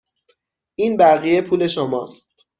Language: Persian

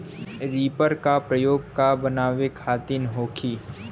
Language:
Bhojpuri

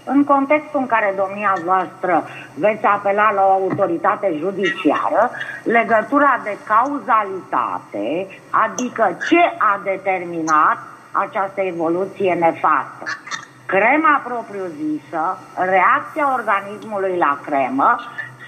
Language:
Romanian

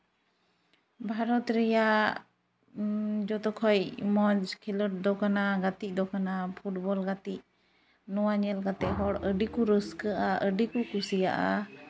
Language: Santali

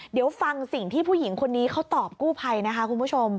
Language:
Thai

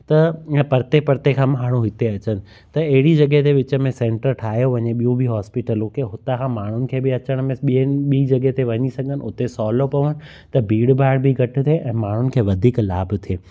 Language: Sindhi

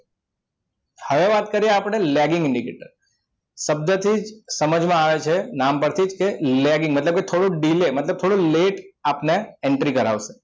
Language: Gujarati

